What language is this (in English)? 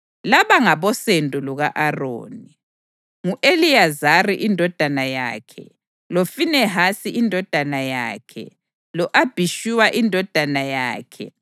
North Ndebele